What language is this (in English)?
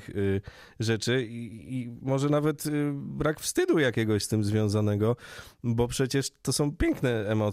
Polish